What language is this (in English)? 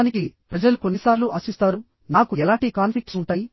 Telugu